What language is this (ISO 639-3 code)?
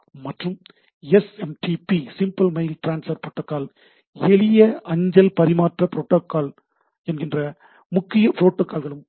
tam